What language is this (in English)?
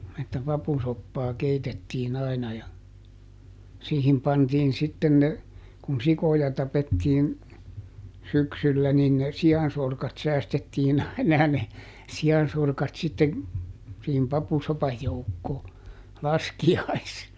Finnish